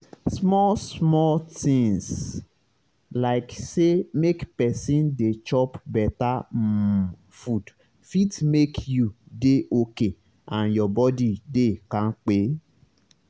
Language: Nigerian Pidgin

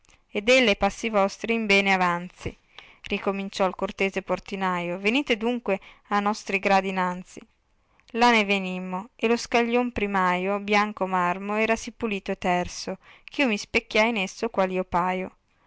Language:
Italian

